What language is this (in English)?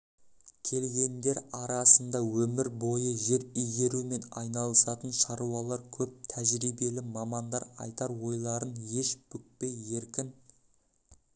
Kazakh